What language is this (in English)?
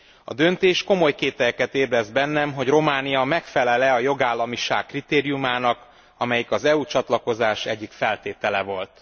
Hungarian